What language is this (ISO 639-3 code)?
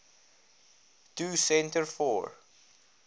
afr